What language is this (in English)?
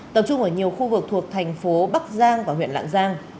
Vietnamese